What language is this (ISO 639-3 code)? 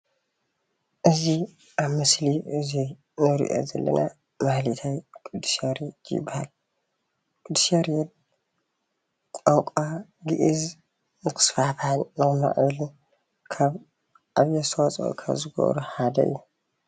tir